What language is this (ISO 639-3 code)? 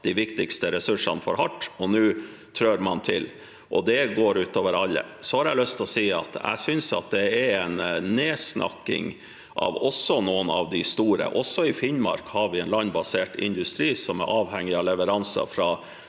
nor